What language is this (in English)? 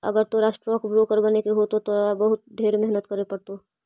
Magahi